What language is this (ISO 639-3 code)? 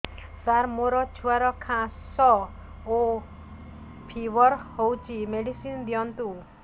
ori